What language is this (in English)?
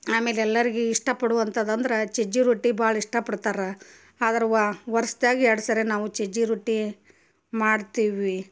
Kannada